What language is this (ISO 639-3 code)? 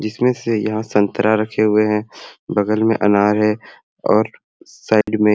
sck